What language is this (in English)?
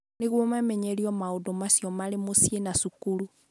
Kikuyu